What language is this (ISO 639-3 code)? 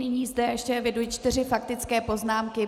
ces